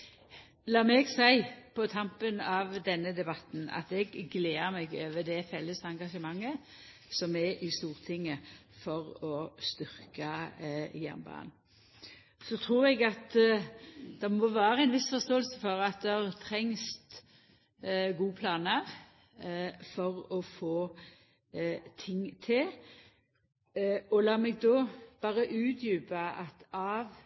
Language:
Norwegian Nynorsk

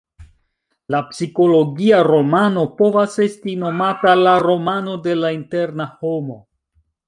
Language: Esperanto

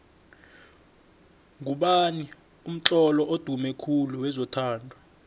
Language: South Ndebele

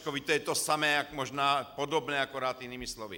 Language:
Czech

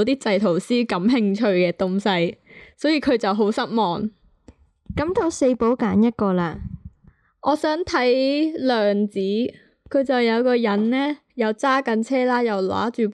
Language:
Chinese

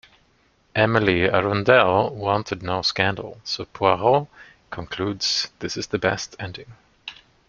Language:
English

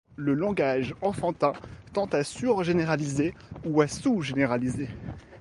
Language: French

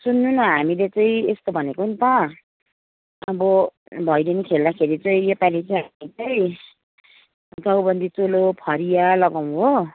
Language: Nepali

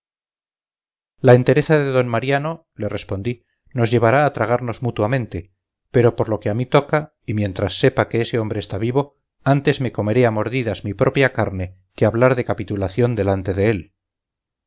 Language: Spanish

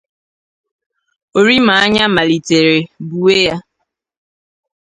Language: Igbo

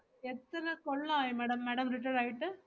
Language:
Malayalam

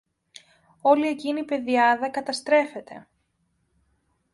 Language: Greek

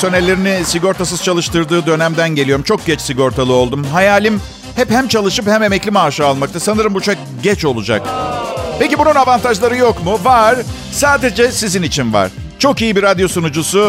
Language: Turkish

